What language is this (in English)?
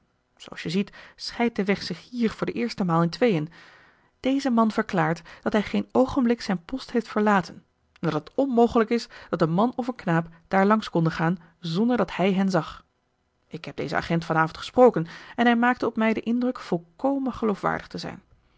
Dutch